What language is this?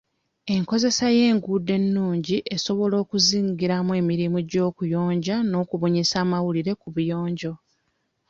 Ganda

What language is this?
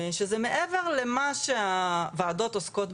Hebrew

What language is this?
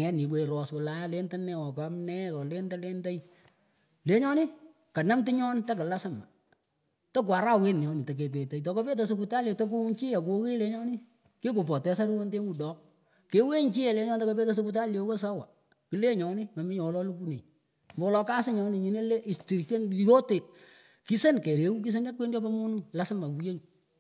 Pökoot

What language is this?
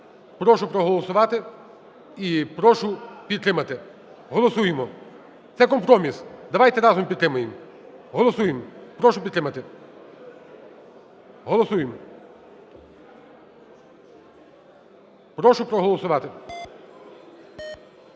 Ukrainian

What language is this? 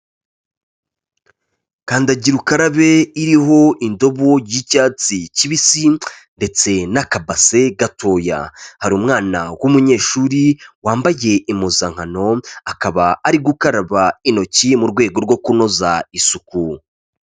Kinyarwanda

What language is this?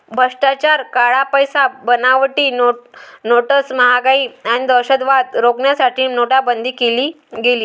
Marathi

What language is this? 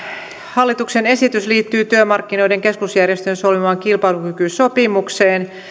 Finnish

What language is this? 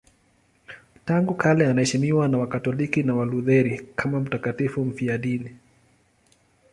Swahili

